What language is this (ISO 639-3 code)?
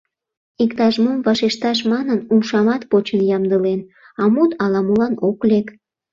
chm